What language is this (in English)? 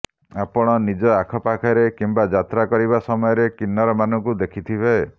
Odia